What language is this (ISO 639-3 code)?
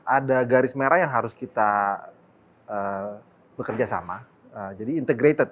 ind